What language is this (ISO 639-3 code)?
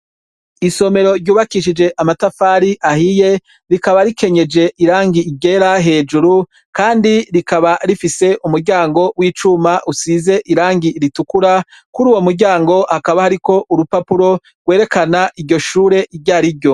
run